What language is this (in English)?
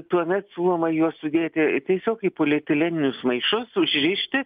Lithuanian